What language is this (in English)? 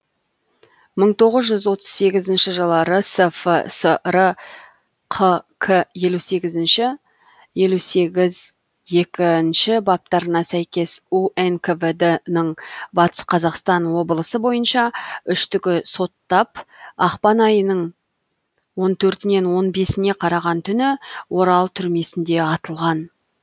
Kazakh